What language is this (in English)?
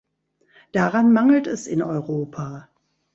German